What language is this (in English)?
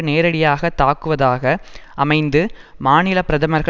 Tamil